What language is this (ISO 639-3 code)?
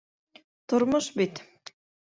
bak